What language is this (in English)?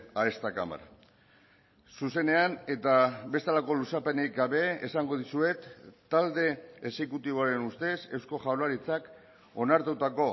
Basque